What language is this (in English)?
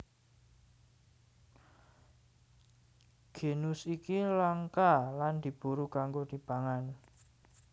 Javanese